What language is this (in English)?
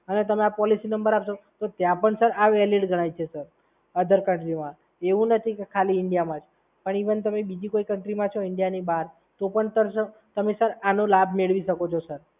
Gujarati